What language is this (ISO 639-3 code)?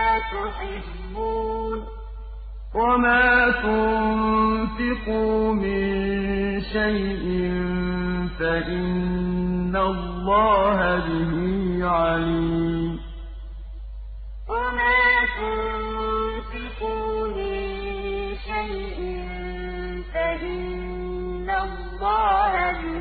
ara